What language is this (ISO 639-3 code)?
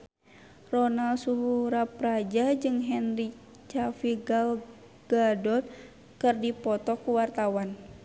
sun